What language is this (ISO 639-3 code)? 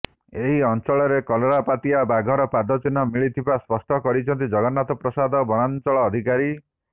ori